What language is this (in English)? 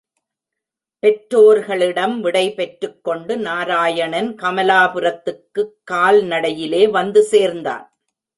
Tamil